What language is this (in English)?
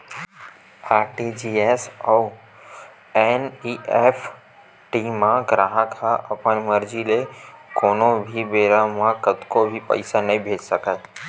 Chhattisgarhi